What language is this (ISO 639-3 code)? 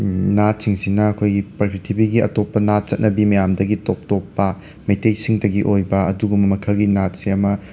mni